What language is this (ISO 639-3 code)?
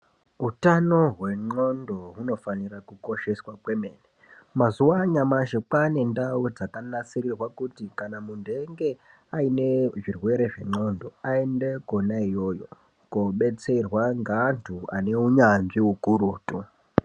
ndc